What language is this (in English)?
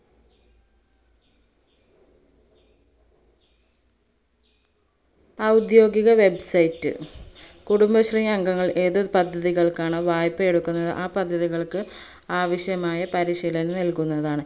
Malayalam